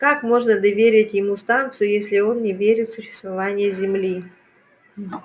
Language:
Russian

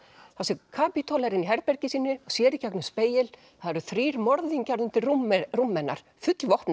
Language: Icelandic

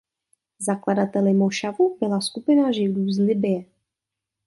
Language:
Czech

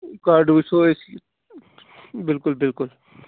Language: Kashmiri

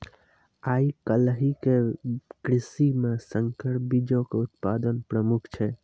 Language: Maithili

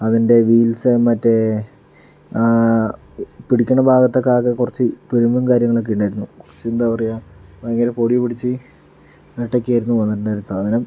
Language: Malayalam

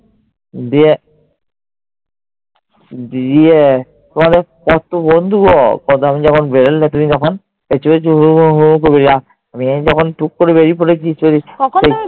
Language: Bangla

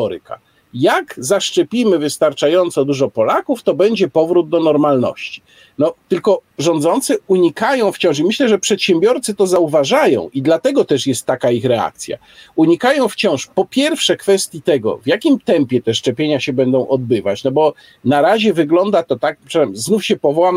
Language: Polish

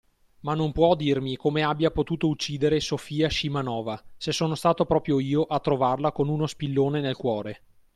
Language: Italian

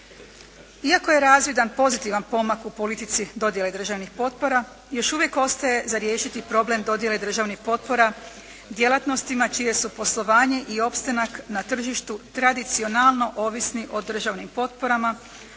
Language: Croatian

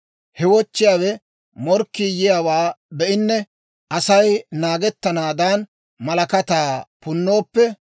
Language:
Dawro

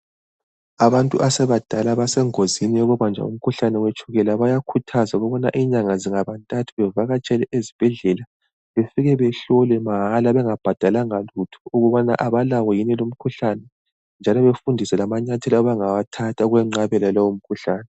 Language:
North Ndebele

